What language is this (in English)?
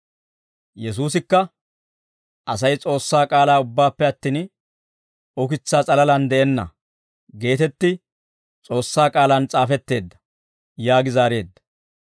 Dawro